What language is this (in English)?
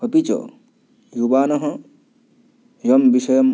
Sanskrit